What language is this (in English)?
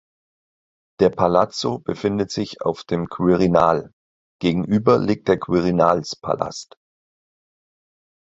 German